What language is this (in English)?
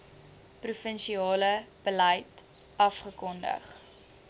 Afrikaans